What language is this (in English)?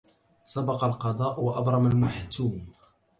Arabic